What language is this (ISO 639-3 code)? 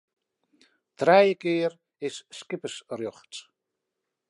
fry